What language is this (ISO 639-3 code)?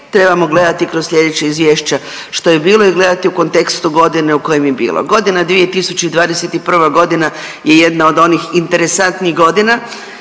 hrv